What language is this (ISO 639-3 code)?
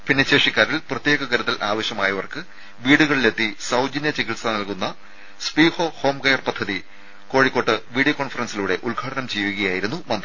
mal